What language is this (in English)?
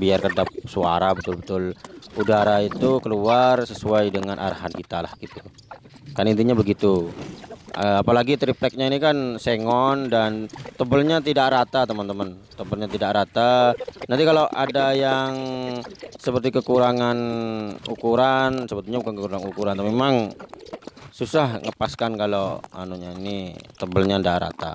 Indonesian